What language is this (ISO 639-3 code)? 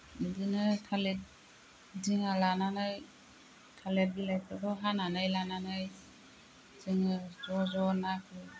brx